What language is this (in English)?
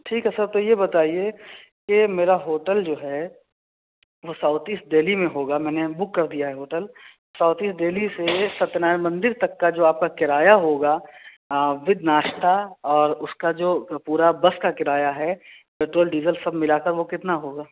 Urdu